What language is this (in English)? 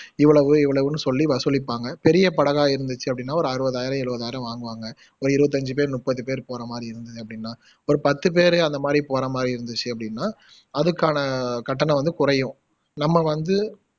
Tamil